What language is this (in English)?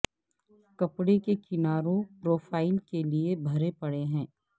Urdu